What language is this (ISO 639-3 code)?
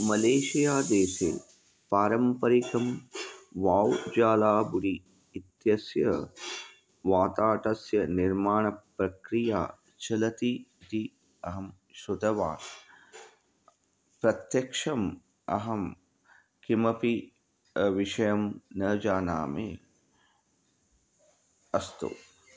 san